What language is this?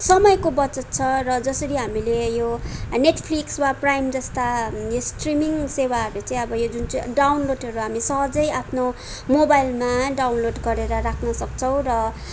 Nepali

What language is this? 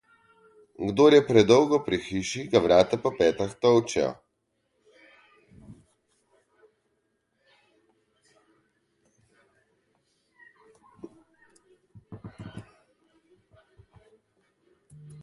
Slovenian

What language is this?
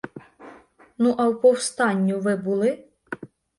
Ukrainian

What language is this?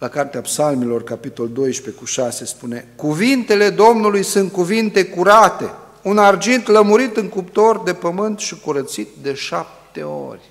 Romanian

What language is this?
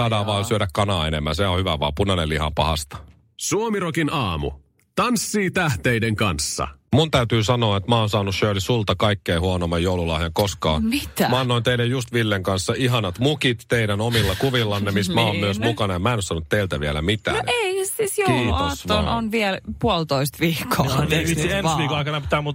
Finnish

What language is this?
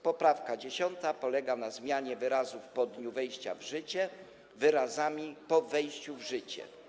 Polish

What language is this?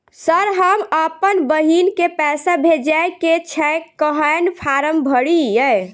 Maithili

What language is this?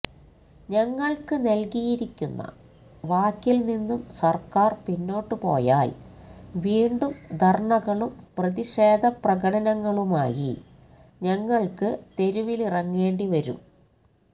Malayalam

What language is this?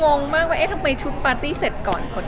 Thai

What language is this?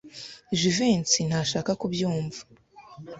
Kinyarwanda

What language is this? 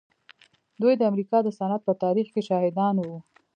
Pashto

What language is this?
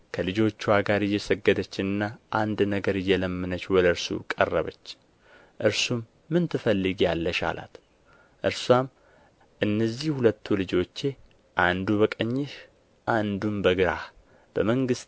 Amharic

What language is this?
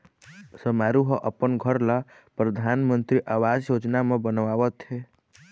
Chhattisgarhi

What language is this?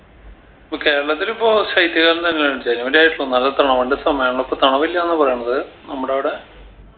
Malayalam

